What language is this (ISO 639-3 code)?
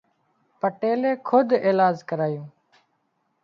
kxp